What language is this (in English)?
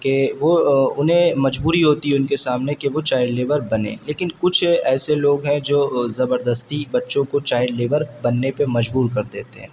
Urdu